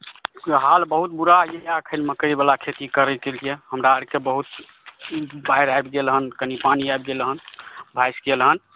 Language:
Maithili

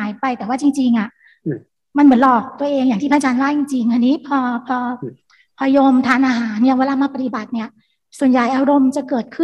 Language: Thai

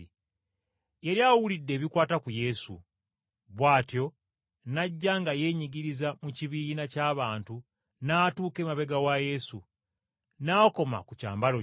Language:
Ganda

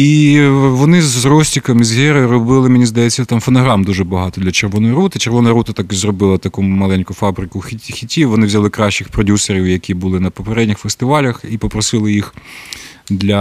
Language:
Ukrainian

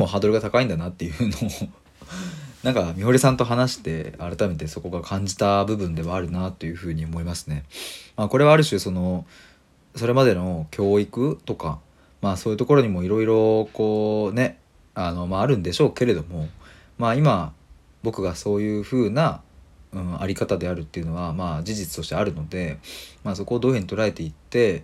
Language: Japanese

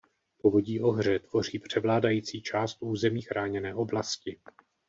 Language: Czech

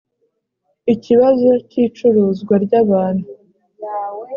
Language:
Kinyarwanda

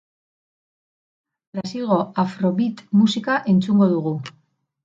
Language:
Basque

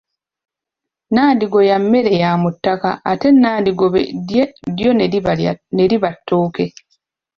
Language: Ganda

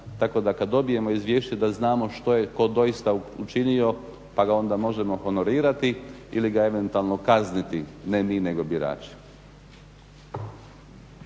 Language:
Croatian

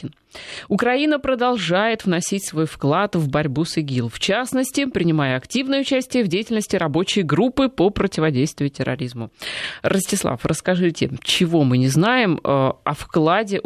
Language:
Russian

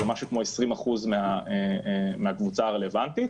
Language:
Hebrew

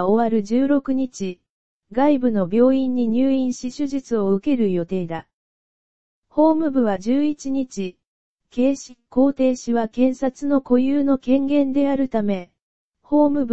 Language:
Japanese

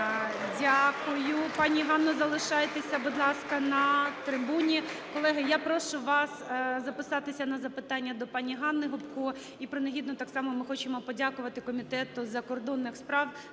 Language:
Ukrainian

